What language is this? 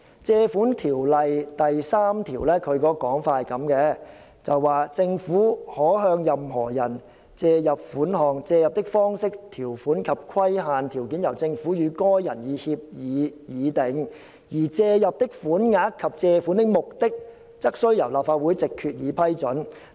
Cantonese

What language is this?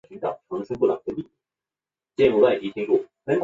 Chinese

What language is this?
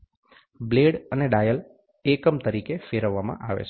Gujarati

